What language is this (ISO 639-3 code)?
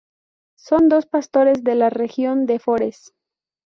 spa